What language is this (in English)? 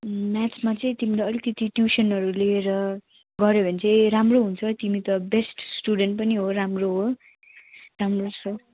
Nepali